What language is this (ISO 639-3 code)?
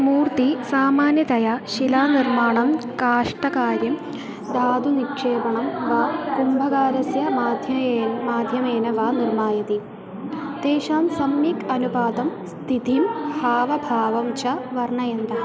san